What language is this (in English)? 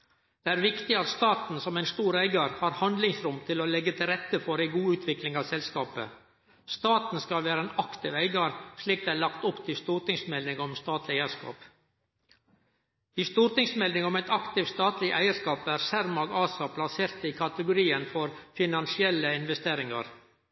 Norwegian Nynorsk